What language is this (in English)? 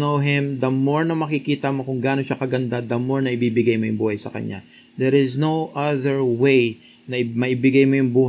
Filipino